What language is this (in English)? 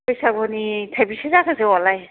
Bodo